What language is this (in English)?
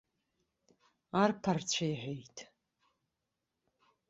Abkhazian